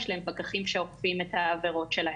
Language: Hebrew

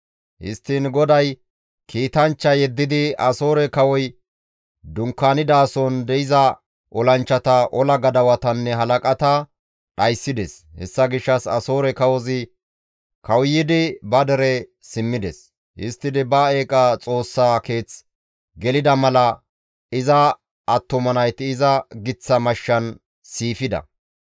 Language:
Gamo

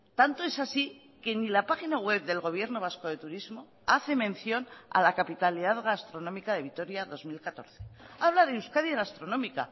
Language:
Spanish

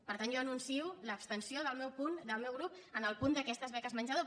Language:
Catalan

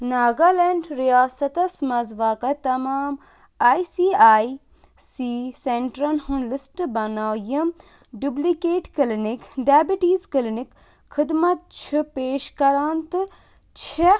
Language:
Kashmiri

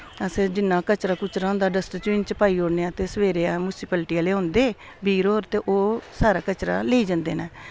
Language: Dogri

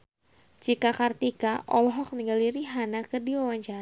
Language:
Sundanese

